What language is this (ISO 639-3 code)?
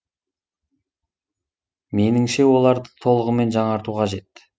kaz